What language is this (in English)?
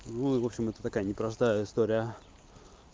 Russian